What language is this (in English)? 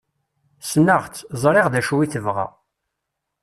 Kabyle